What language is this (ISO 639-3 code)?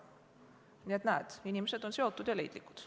est